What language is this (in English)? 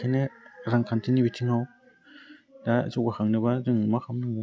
Bodo